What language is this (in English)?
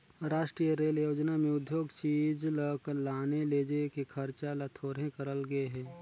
Chhattisgarhi